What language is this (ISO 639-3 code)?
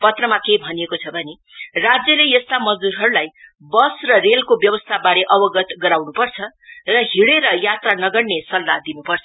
nep